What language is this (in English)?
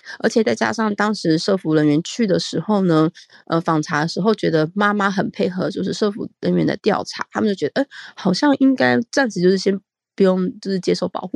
Chinese